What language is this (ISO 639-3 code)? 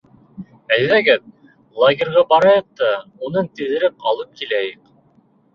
bak